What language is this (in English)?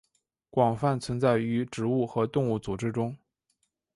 Chinese